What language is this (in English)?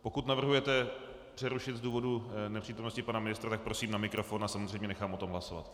Czech